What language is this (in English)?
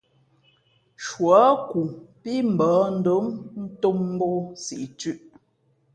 Fe'fe'